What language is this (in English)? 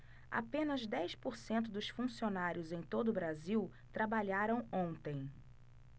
Portuguese